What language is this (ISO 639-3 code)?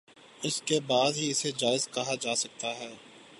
urd